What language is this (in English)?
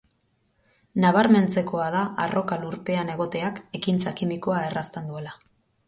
Basque